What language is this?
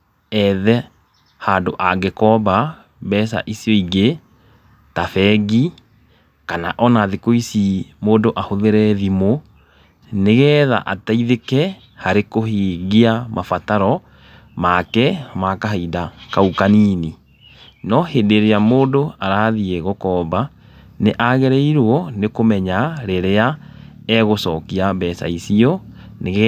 Kikuyu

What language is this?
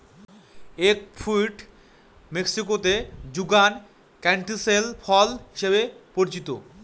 Bangla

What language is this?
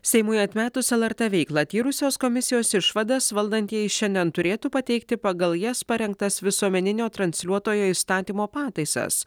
Lithuanian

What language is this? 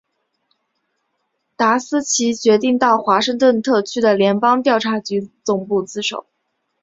Chinese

